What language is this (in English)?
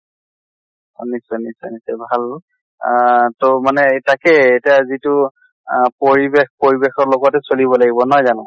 Assamese